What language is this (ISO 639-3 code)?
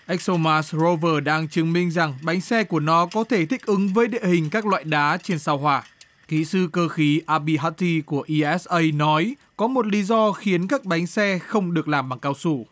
vie